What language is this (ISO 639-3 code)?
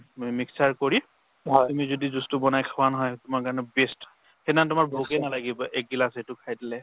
asm